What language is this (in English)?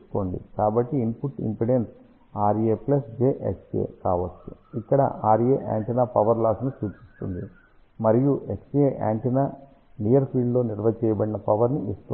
Telugu